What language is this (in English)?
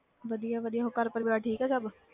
Punjabi